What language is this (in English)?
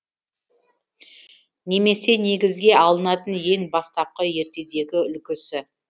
Kazakh